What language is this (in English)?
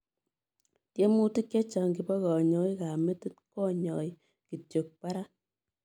Kalenjin